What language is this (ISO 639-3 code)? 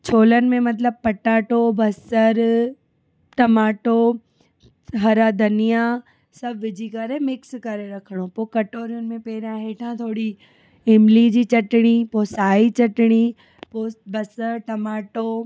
snd